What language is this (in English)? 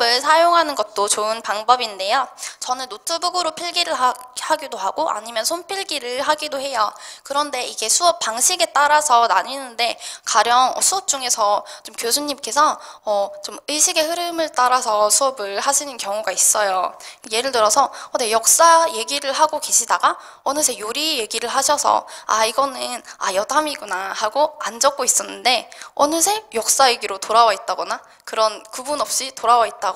Korean